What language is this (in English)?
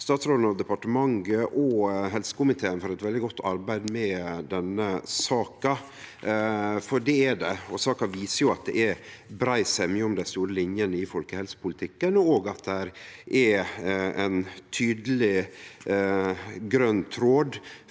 Norwegian